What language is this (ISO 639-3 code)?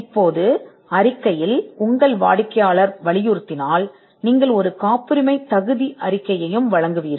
tam